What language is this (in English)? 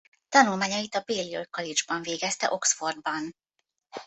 Hungarian